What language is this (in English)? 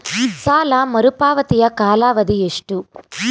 Kannada